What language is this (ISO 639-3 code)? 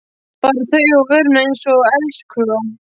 isl